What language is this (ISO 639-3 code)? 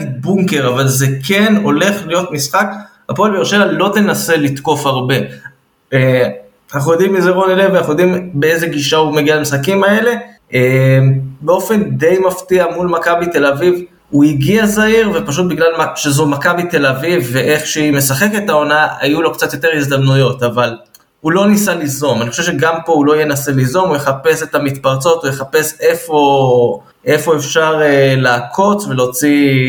heb